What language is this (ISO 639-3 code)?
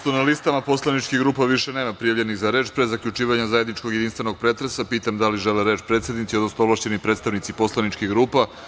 srp